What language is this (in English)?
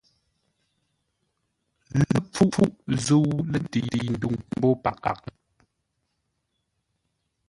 Ngombale